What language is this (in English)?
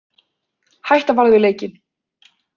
Icelandic